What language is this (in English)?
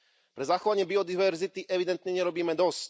Slovak